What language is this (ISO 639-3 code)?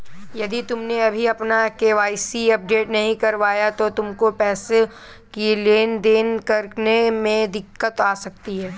hin